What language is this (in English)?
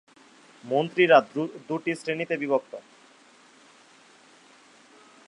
Bangla